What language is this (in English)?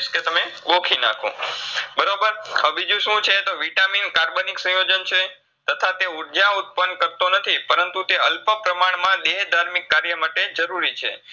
Gujarati